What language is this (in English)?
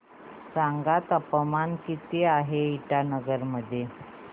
Marathi